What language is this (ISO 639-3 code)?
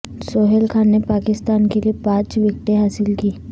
urd